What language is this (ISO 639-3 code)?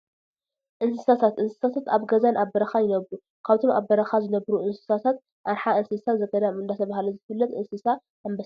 tir